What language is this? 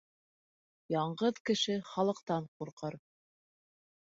Bashkir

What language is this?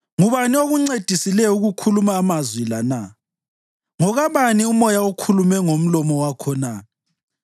North Ndebele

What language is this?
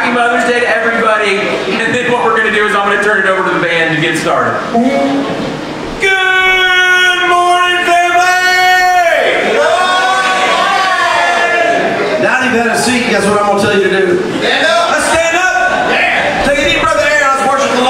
English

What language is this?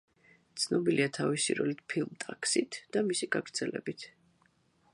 Georgian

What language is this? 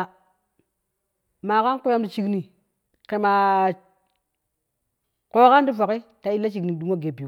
Kushi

